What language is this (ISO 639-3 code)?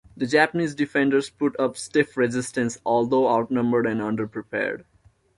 eng